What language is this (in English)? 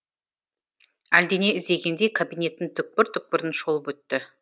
Kazakh